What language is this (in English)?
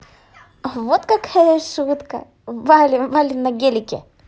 Russian